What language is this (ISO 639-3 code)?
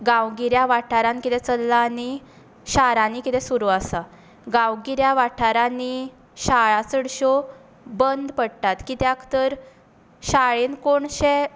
kok